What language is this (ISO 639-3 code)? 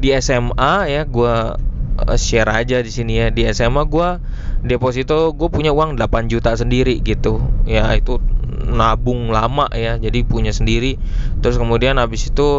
ind